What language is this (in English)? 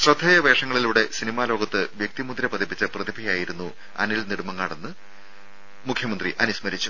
Malayalam